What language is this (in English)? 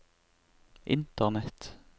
Norwegian